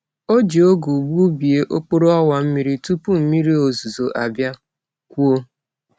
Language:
Igbo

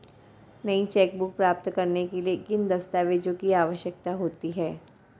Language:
Hindi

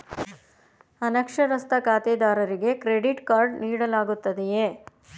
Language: Kannada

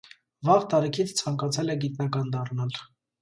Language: Armenian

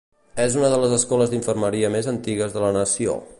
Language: Catalan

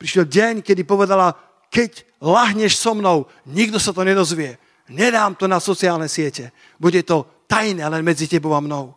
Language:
Slovak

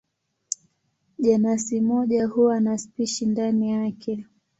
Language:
Swahili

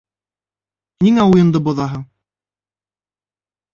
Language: Bashkir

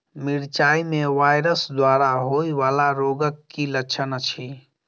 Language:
Maithili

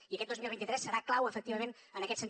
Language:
Catalan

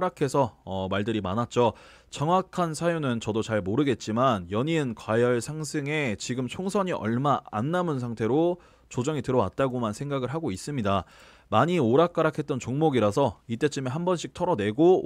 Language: Korean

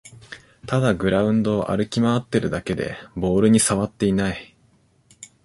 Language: Japanese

